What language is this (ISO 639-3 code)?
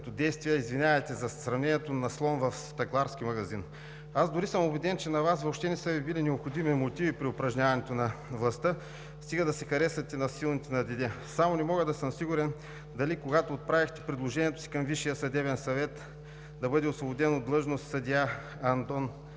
bul